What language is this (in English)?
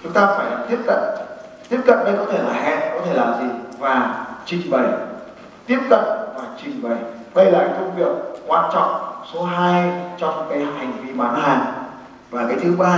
Vietnamese